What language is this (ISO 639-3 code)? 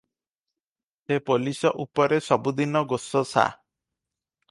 ori